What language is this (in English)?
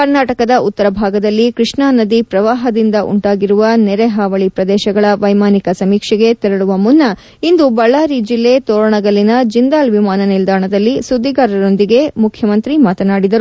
Kannada